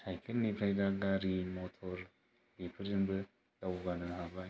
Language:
Bodo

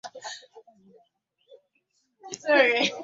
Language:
Ganda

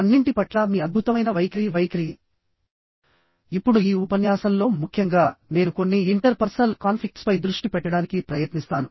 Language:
Telugu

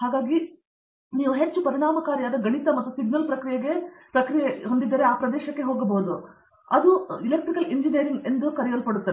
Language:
Kannada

